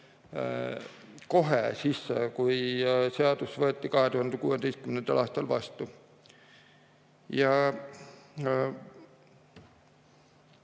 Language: Estonian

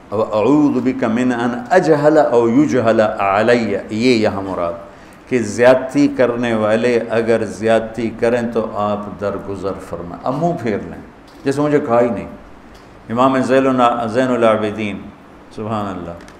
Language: Urdu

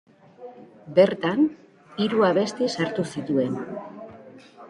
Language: Basque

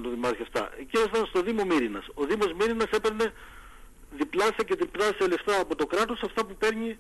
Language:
Greek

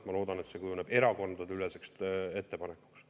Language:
Estonian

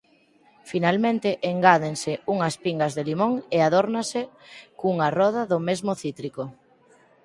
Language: Galician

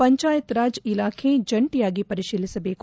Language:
Kannada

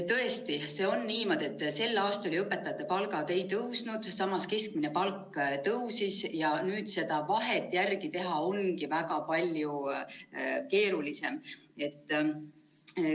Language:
Estonian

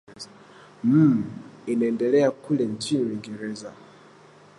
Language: Swahili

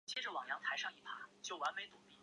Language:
Chinese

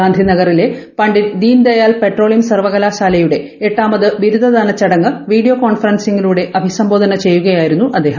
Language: Malayalam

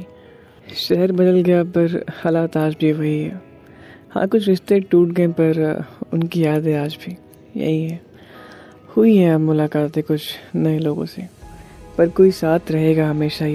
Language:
Hindi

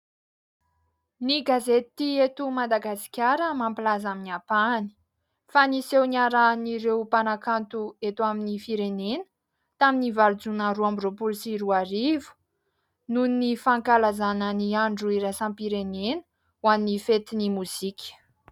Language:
Malagasy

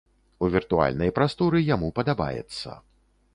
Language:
Belarusian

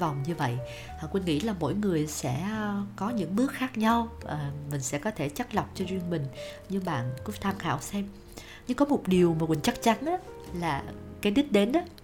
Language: Vietnamese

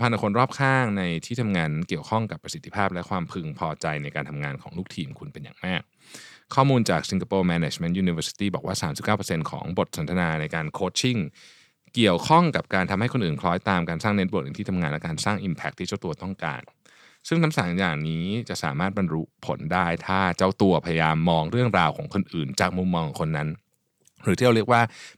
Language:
Thai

